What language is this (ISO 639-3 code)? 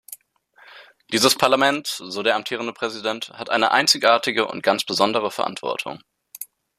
deu